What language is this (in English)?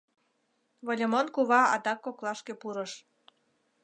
Mari